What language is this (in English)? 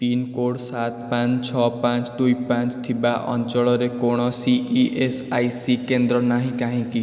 Odia